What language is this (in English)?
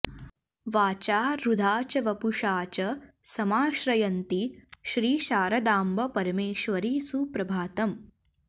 Sanskrit